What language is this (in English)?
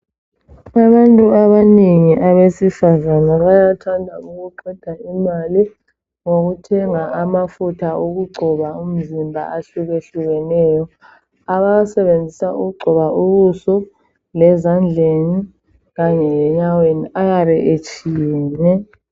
North Ndebele